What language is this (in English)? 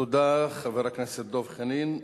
Hebrew